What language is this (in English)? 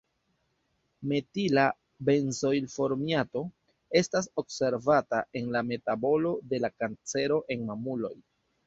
Esperanto